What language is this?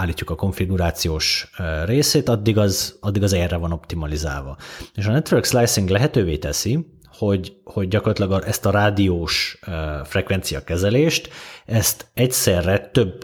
Hungarian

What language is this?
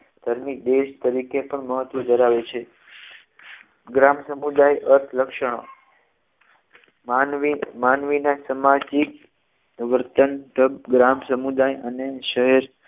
Gujarati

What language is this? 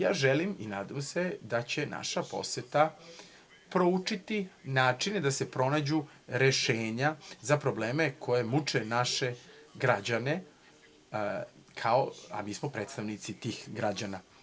Serbian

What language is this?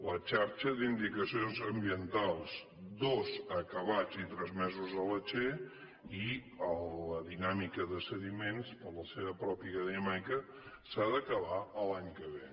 Catalan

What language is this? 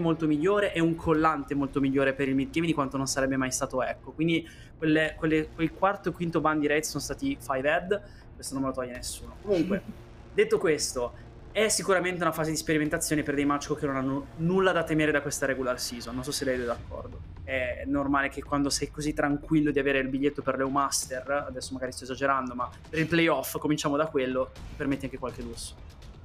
Italian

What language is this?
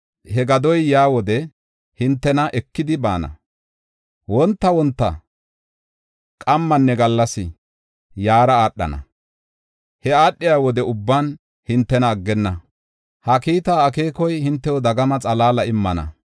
Gofa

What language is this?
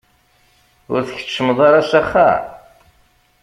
Kabyle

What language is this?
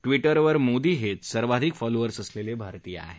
Marathi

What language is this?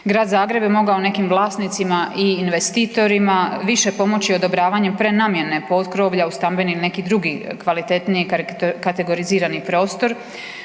Croatian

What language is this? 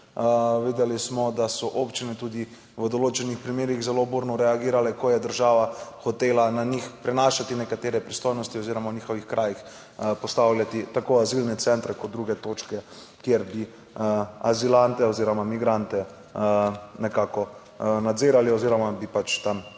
Slovenian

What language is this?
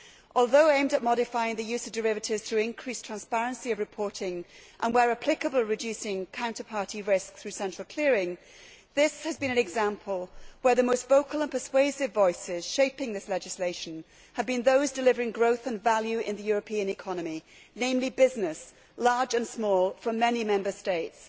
English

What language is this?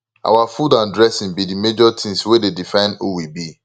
Nigerian Pidgin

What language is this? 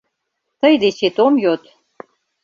Mari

